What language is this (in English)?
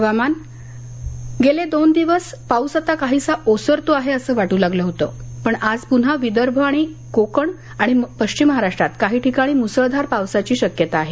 Marathi